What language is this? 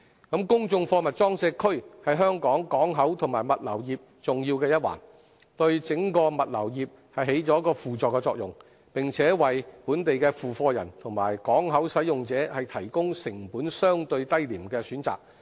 Cantonese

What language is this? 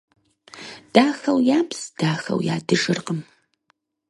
Kabardian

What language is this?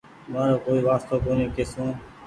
Goaria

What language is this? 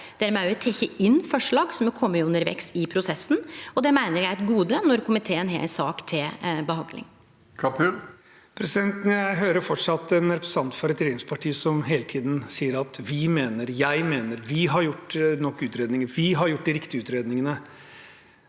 Norwegian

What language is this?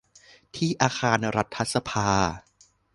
Thai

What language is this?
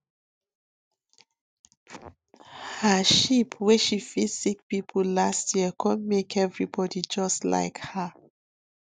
Nigerian Pidgin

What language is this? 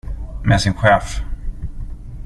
Swedish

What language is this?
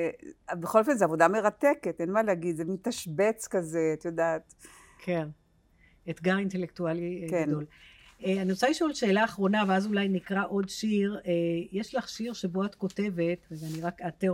Hebrew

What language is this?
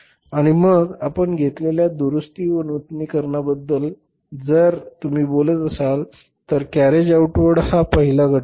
Marathi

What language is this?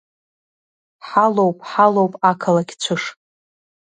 Abkhazian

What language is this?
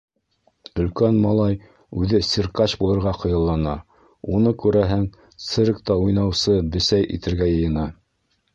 Bashkir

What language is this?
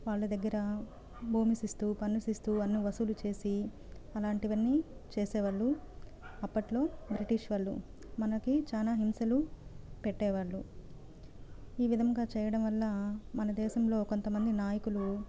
Telugu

